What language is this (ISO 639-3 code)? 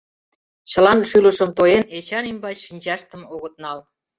chm